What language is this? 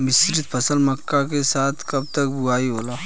Bhojpuri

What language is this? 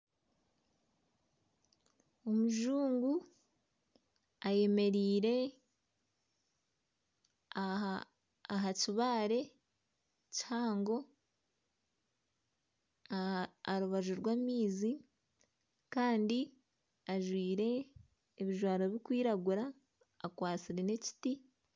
Nyankole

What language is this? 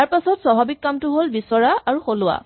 Assamese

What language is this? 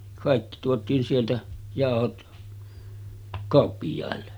Finnish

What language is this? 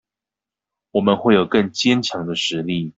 Chinese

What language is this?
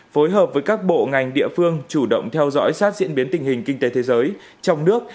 Vietnamese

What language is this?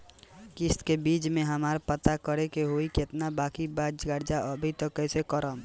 Bhojpuri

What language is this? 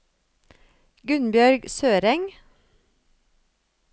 Norwegian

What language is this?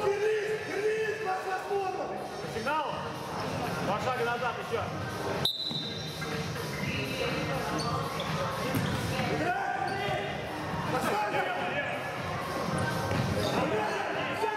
Russian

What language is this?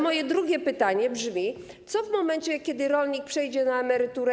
Polish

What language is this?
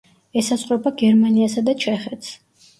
Georgian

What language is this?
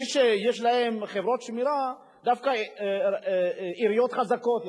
Hebrew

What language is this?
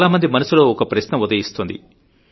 Telugu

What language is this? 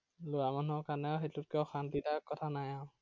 Assamese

